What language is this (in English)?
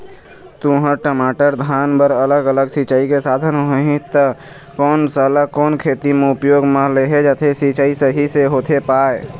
Chhattisgarhi